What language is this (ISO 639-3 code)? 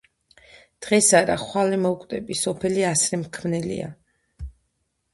kat